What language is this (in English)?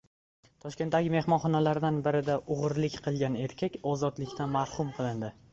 Uzbek